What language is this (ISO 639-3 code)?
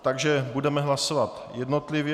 ces